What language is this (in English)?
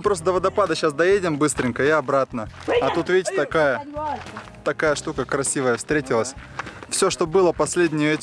Russian